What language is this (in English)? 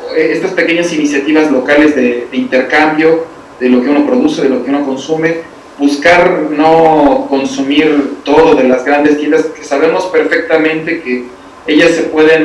Spanish